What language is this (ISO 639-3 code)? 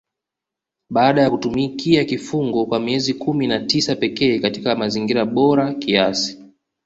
swa